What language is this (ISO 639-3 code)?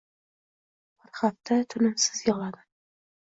uzb